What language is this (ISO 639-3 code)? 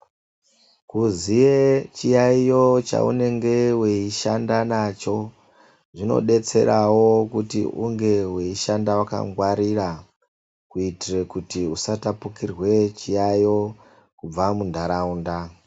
ndc